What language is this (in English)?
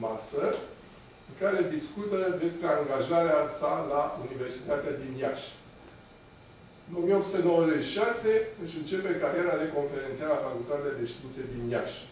Romanian